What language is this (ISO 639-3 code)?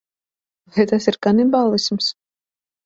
lav